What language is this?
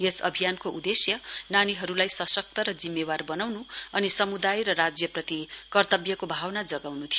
Nepali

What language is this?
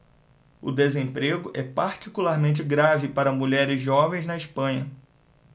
Portuguese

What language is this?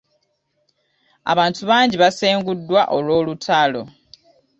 Ganda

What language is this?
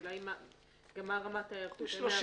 Hebrew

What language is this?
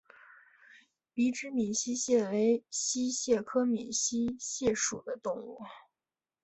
Chinese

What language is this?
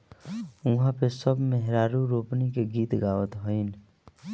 Bhojpuri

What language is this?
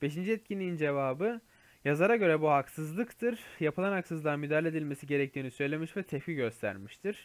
Turkish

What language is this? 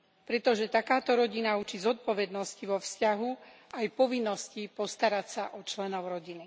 Slovak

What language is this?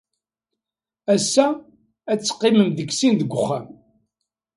Kabyle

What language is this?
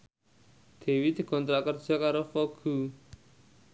Javanese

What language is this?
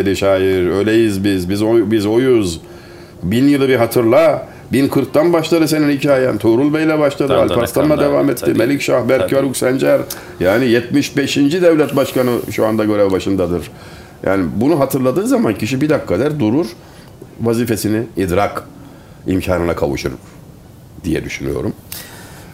Turkish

